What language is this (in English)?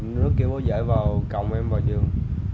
Vietnamese